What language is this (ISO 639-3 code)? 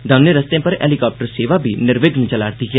doi